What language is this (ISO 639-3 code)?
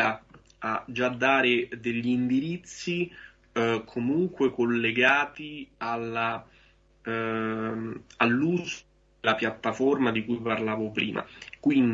ita